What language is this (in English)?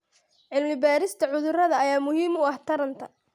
Somali